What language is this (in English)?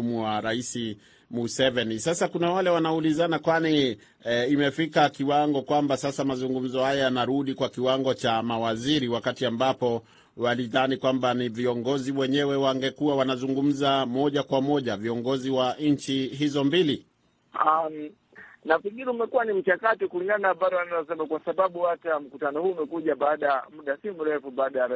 Swahili